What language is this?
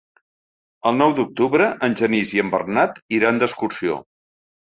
Catalan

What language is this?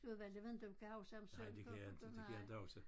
Danish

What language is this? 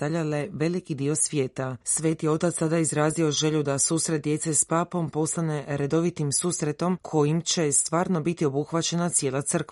Croatian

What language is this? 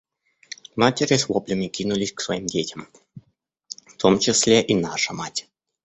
Russian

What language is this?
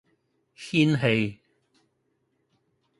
Cantonese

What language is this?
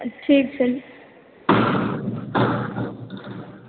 Maithili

